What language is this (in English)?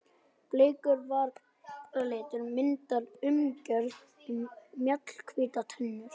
Icelandic